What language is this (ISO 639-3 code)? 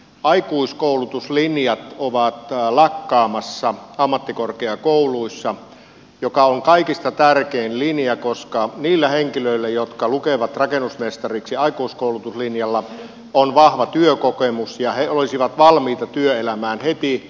fin